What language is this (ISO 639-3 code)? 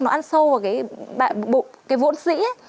vie